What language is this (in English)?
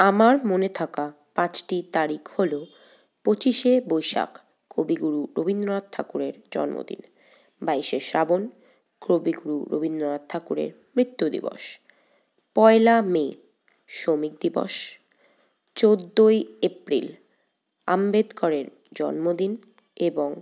Bangla